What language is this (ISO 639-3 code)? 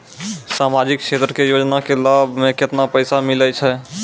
mai